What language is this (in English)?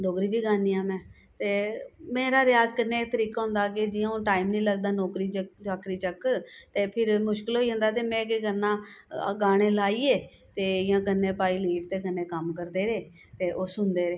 Dogri